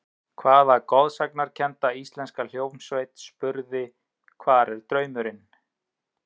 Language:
Icelandic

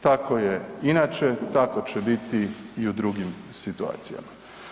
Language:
Croatian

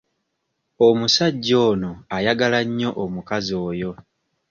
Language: Ganda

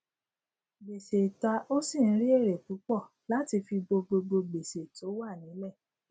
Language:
Yoruba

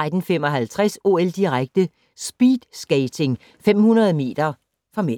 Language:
Danish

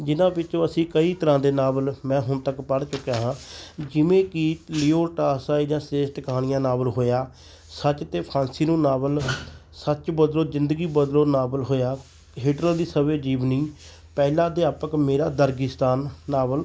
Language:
Punjabi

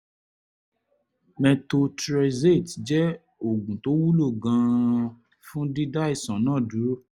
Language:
Yoruba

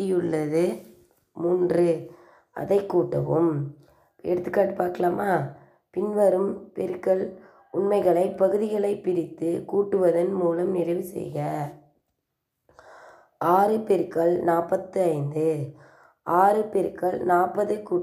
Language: Tamil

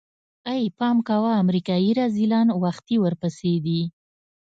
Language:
Pashto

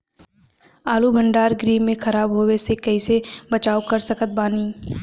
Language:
Bhojpuri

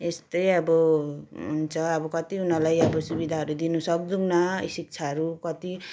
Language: Nepali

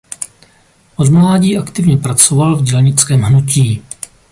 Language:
Czech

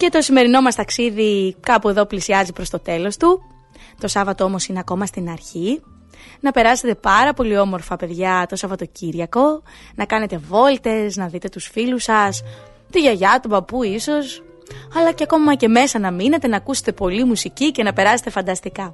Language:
Greek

